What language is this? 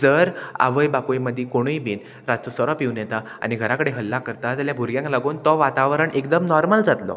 Konkani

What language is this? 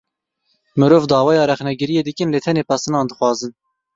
Kurdish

